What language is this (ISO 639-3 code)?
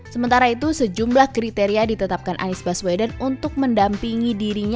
ind